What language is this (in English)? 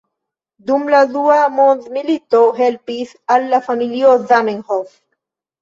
Esperanto